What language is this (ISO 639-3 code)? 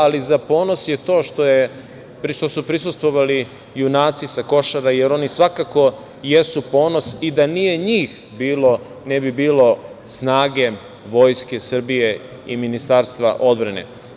srp